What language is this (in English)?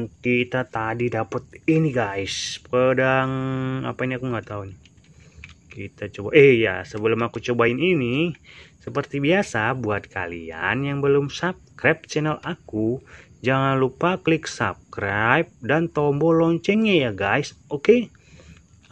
Indonesian